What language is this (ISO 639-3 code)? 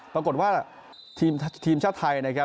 tha